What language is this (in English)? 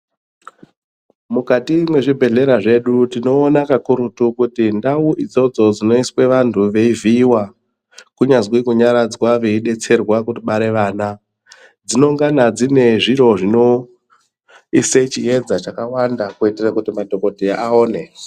Ndau